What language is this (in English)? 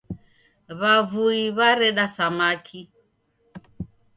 Taita